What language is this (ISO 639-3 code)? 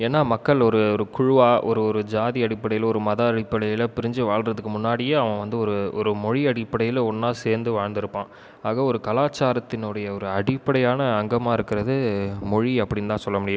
tam